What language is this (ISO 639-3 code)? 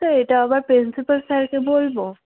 ben